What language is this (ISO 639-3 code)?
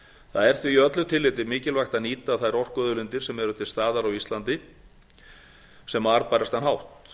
isl